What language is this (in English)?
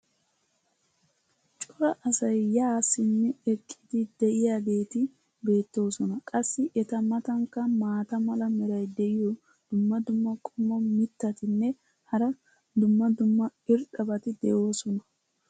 Wolaytta